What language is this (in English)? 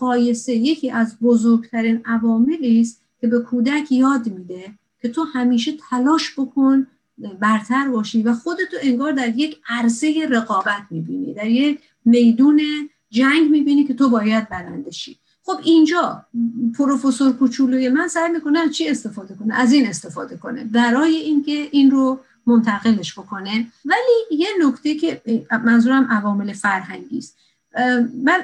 Persian